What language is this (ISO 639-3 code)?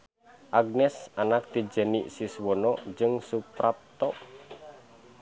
sun